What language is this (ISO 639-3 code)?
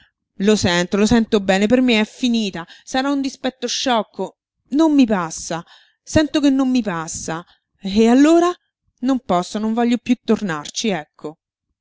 ita